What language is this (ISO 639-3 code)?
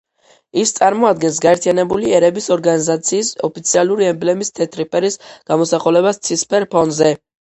kat